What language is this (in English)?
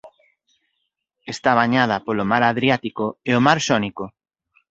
Galician